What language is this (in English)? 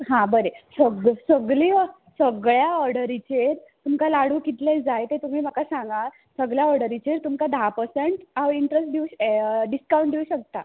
Konkani